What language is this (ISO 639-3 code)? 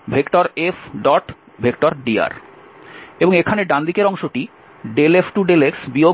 ben